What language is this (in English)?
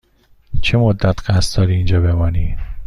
Persian